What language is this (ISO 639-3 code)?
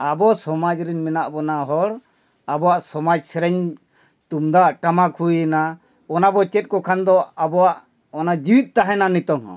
sat